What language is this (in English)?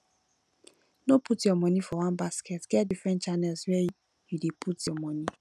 Nigerian Pidgin